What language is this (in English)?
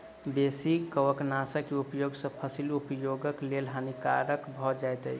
Maithili